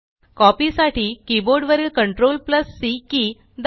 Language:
Marathi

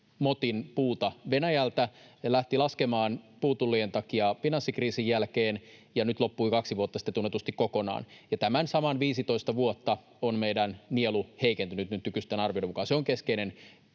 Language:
Finnish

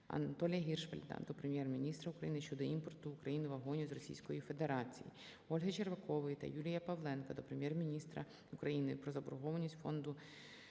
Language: Ukrainian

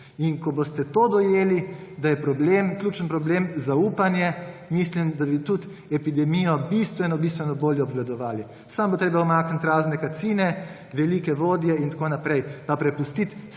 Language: Slovenian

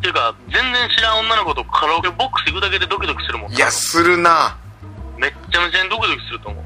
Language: Japanese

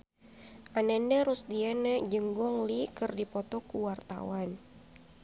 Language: Sundanese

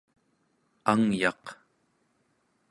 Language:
Central Yupik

